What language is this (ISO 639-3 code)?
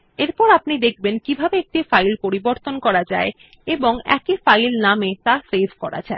ben